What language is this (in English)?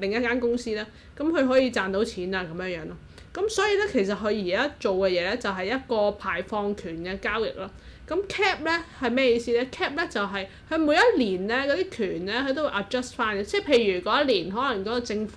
Chinese